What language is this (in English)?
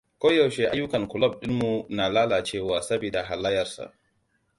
Hausa